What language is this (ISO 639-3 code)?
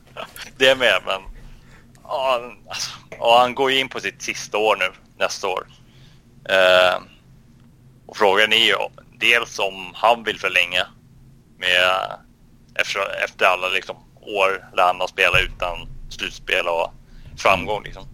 swe